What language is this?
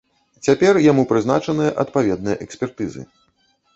Belarusian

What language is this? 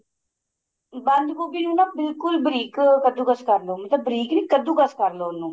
Punjabi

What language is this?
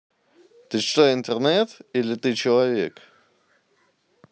Russian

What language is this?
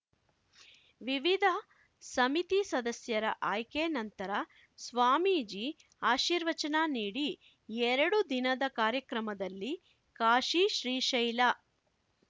Kannada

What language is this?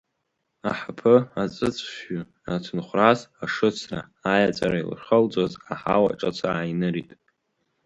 Abkhazian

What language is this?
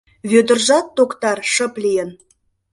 Mari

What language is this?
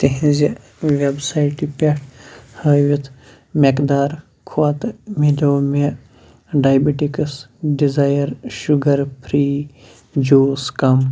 Kashmiri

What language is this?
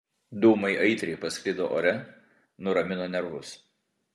Lithuanian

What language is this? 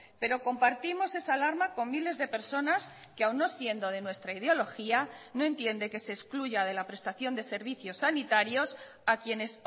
Spanish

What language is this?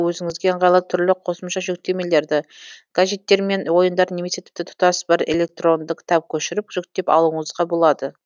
Kazakh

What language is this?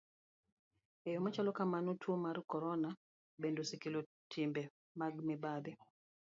Luo (Kenya and Tanzania)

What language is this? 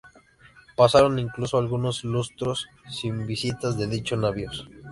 Spanish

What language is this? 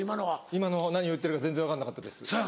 Japanese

